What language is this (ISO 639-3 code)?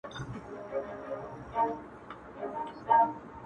pus